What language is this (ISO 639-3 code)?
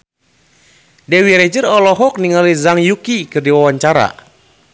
sun